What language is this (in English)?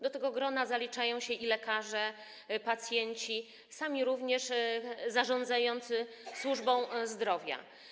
Polish